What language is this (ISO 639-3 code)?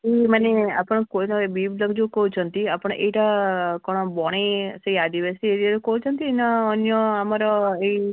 ori